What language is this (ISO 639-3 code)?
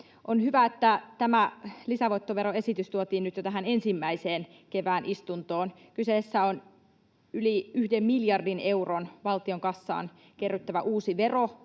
fin